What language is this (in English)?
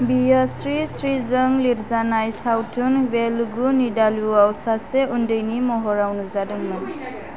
Bodo